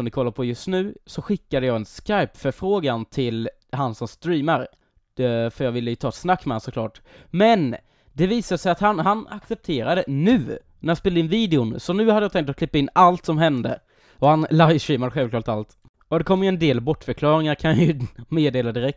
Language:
Swedish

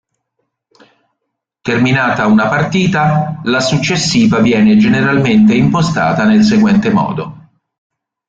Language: Italian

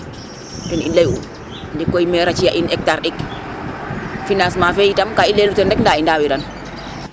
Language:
Serer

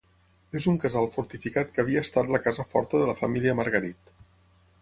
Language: Catalan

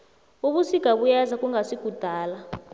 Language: South Ndebele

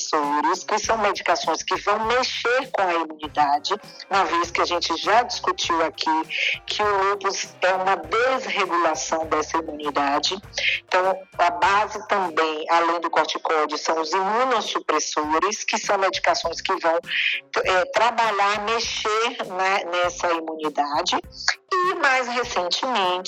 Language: Portuguese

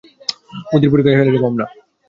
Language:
Bangla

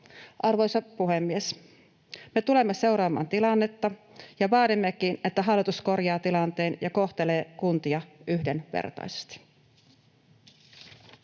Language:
Finnish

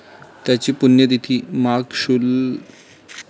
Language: Marathi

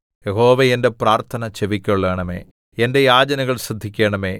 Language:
Malayalam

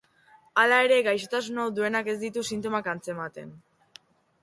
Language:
Basque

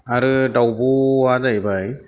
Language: Bodo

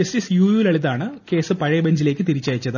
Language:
Malayalam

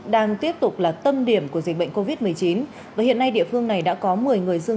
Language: Vietnamese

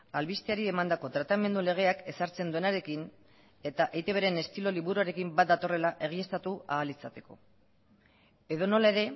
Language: Basque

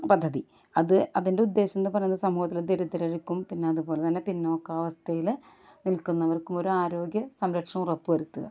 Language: Malayalam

